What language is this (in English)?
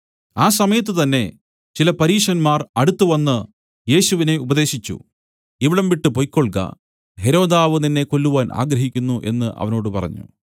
Malayalam